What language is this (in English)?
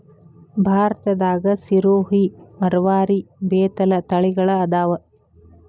Kannada